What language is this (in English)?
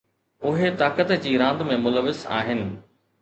Sindhi